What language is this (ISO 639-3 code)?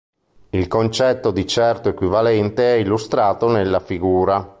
ita